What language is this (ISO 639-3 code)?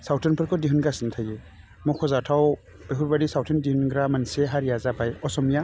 brx